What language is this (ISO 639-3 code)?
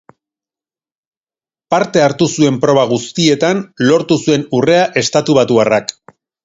eus